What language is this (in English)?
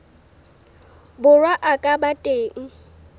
Southern Sotho